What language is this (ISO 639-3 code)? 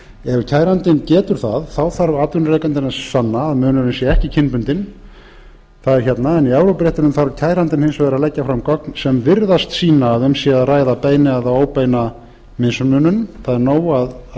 isl